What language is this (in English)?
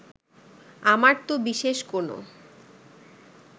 Bangla